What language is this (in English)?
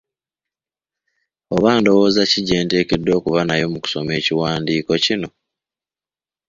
Ganda